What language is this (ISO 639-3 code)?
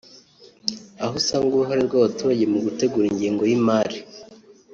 kin